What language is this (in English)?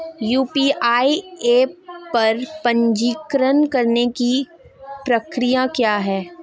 Hindi